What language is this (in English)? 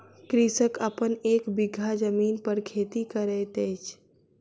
Maithili